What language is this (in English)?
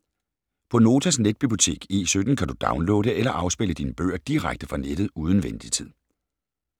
Danish